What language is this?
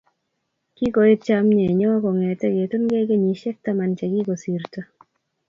Kalenjin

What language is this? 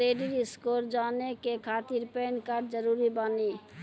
Maithili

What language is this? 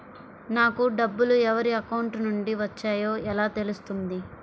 Telugu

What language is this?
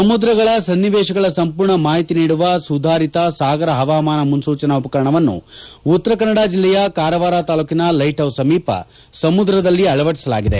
Kannada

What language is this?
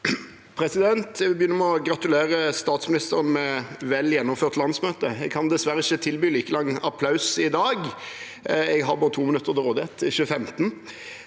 Norwegian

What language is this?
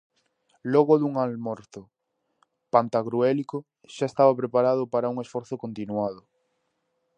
Galician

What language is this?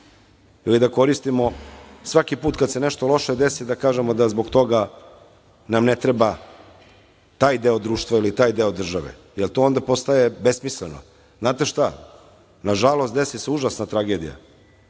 Serbian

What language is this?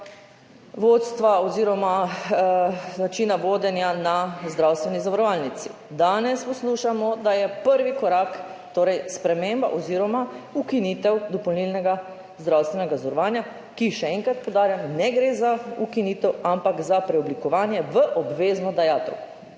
Slovenian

